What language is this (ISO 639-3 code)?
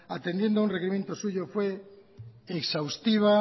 spa